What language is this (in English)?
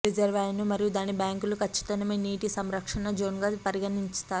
Telugu